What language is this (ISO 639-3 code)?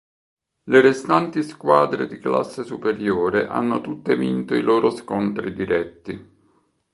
ita